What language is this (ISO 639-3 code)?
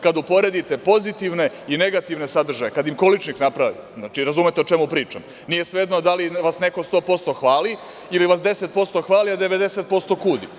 srp